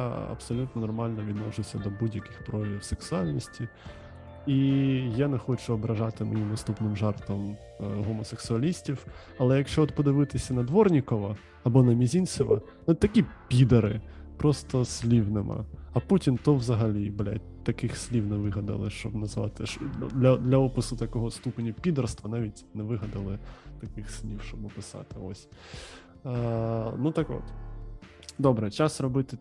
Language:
Ukrainian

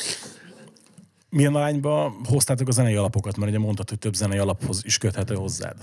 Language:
Hungarian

